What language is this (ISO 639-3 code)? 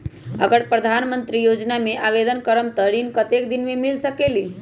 mag